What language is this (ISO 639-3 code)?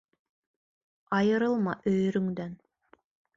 bak